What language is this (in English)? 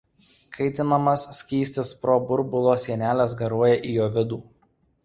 Lithuanian